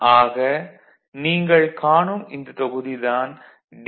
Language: Tamil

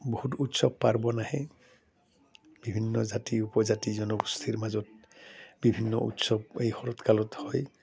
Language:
Assamese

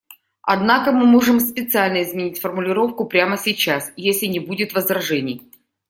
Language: Russian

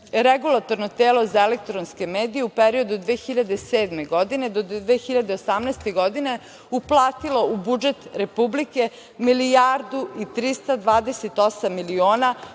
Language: Serbian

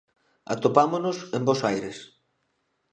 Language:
Galician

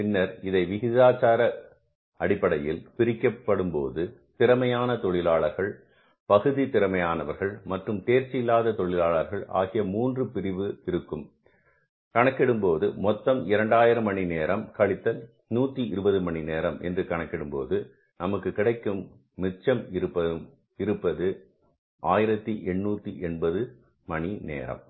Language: Tamil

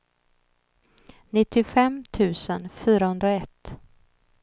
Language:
Swedish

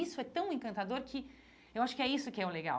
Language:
Portuguese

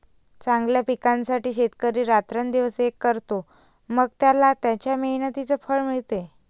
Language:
Marathi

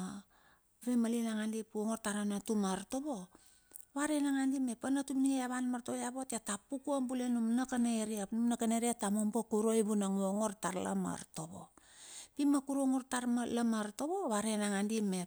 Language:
Bilur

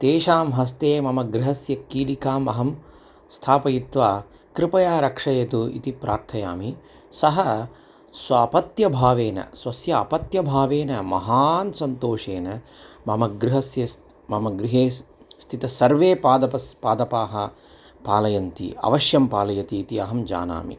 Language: Sanskrit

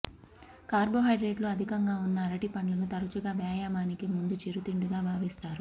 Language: Telugu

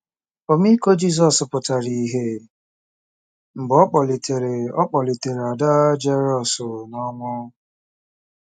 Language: Igbo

